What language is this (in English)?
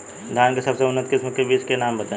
Bhojpuri